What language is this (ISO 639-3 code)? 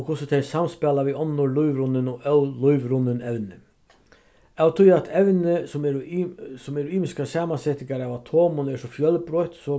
fao